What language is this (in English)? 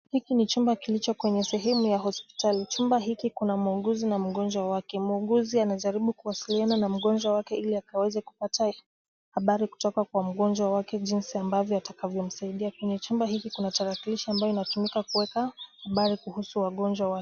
Swahili